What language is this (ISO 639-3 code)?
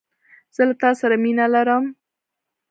pus